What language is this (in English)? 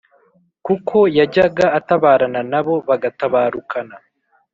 Kinyarwanda